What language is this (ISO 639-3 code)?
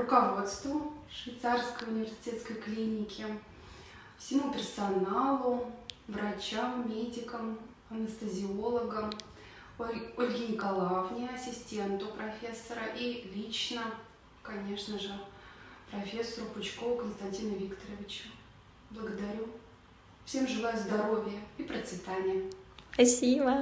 rus